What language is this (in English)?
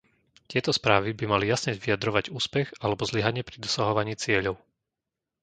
Slovak